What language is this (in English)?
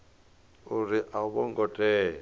Venda